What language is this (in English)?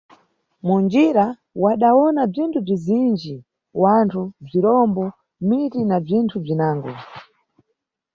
Nyungwe